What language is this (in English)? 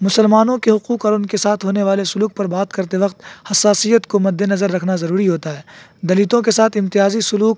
Urdu